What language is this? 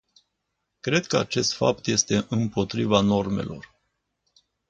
Romanian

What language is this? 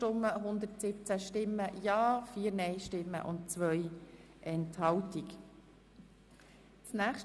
Swiss German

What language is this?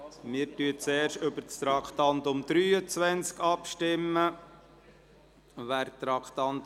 Swiss German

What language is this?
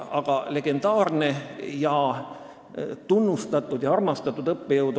Estonian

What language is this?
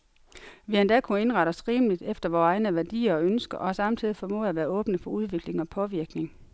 Danish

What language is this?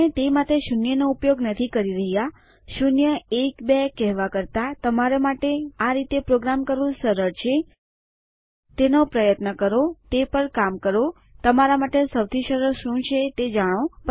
Gujarati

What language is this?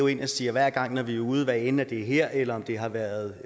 Danish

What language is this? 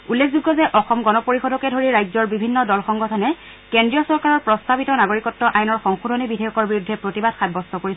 Assamese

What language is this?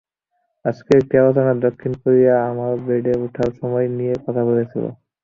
Bangla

